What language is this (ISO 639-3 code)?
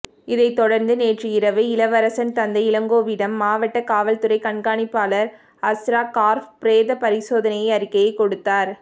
tam